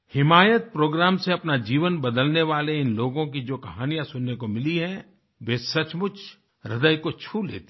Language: Hindi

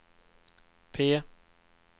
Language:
Swedish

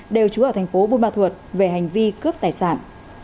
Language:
Vietnamese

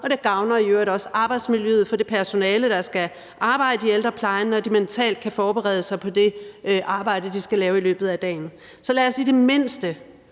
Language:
Danish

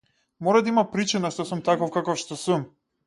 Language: Macedonian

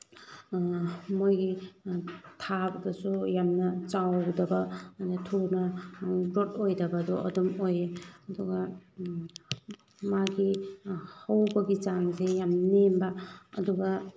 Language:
Manipuri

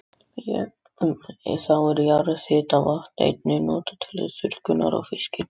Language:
Icelandic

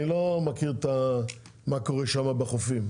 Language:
Hebrew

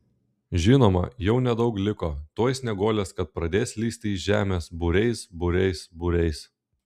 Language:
Lithuanian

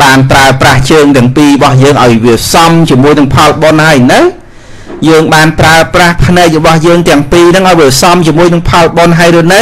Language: Vietnamese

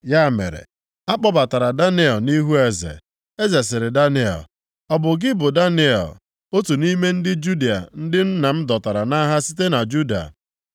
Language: Igbo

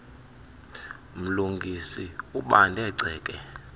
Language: Xhosa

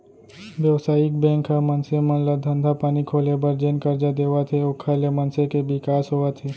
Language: Chhattisgarhi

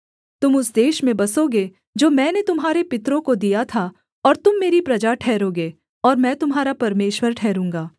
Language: Hindi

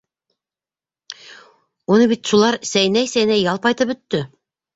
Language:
Bashkir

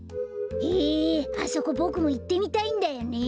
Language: Japanese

